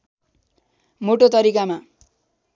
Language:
Nepali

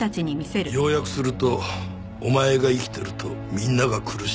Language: Japanese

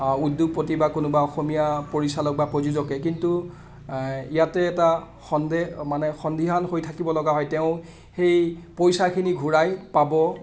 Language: Assamese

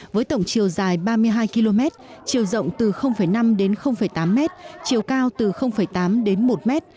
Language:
Vietnamese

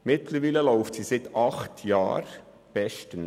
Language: Swiss German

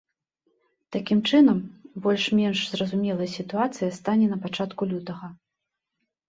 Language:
Belarusian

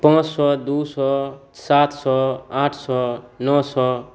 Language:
Maithili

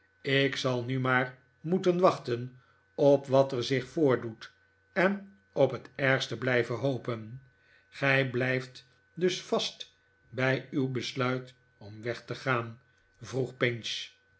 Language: Dutch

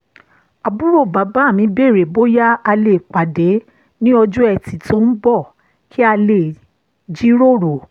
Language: Yoruba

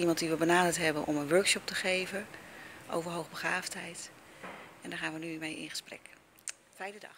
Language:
Dutch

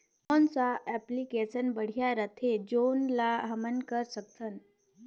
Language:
Chhattisgarhi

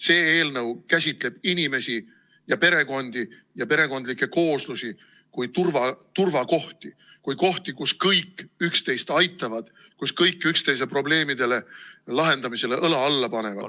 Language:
Estonian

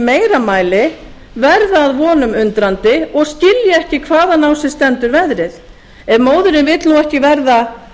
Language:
Icelandic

